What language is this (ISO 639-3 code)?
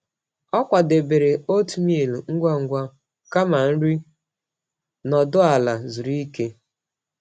ibo